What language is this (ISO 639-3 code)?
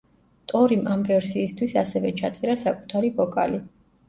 kat